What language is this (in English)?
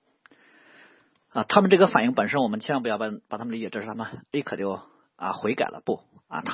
Chinese